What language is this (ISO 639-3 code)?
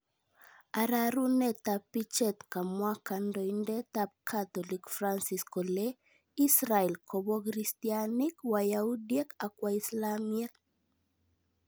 kln